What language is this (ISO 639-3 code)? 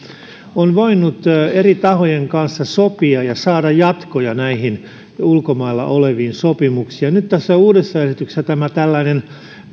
fin